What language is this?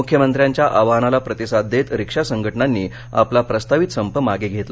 Marathi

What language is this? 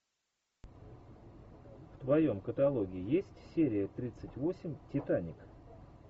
Russian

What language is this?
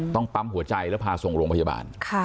Thai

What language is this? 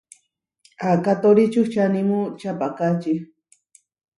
Huarijio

